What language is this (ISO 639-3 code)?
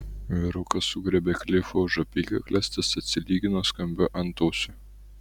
lit